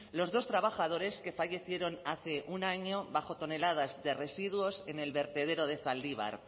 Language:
Spanish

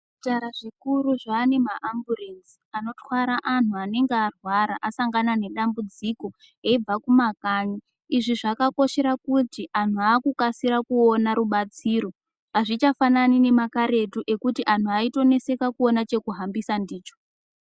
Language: Ndau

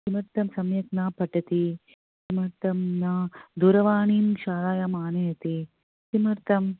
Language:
Sanskrit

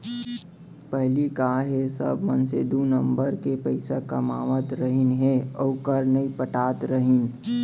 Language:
Chhattisgarhi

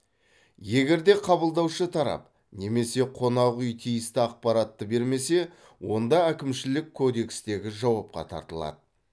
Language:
Kazakh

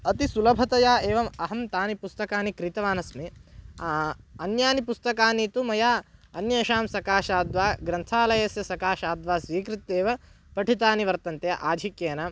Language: Sanskrit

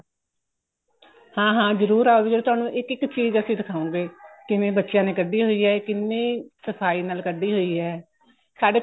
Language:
Punjabi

